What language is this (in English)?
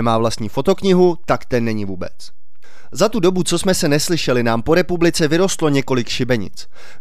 Czech